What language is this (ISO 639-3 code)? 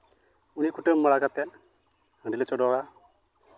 sat